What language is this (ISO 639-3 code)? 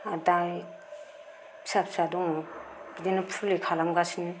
brx